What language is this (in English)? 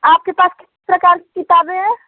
Hindi